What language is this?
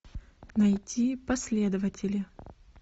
Russian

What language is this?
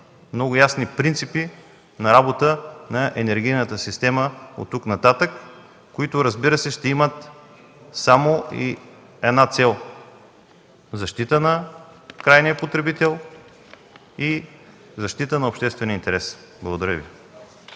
Bulgarian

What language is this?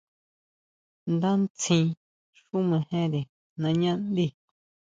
Huautla Mazatec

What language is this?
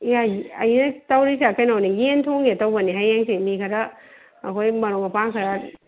Manipuri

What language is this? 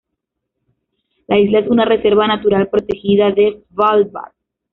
Spanish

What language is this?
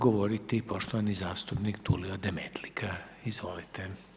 Croatian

